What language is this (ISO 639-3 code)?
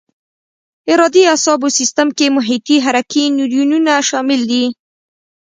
pus